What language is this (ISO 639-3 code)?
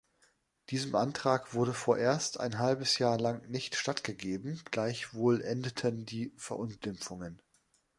deu